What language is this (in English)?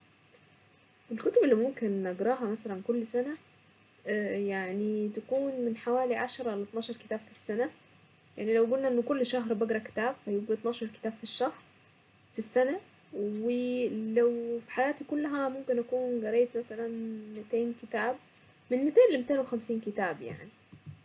Saidi Arabic